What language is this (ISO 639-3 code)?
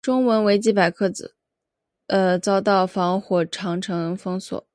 zho